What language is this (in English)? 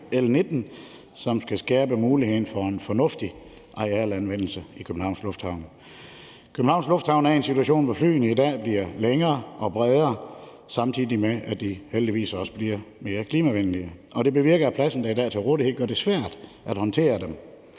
Danish